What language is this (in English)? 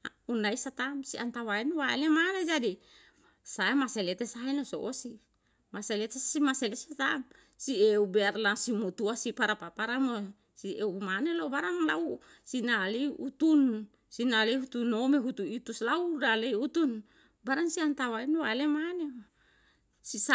Yalahatan